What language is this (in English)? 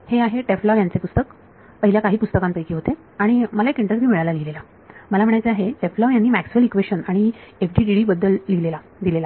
Marathi